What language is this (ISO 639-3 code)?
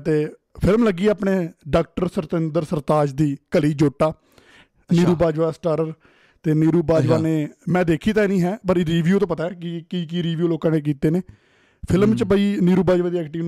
pan